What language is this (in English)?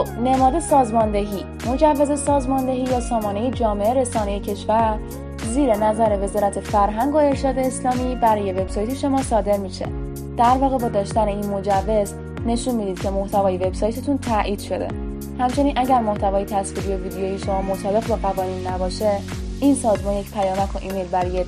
Persian